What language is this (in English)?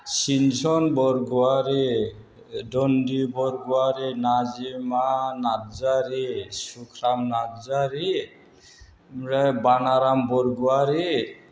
Bodo